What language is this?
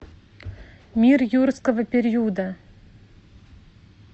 Russian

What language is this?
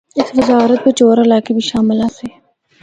Northern Hindko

